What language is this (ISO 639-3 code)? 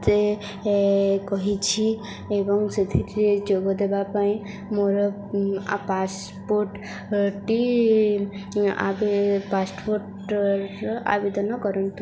ori